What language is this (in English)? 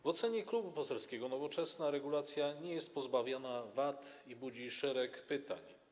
Polish